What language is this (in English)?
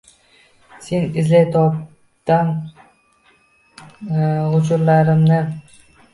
Uzbek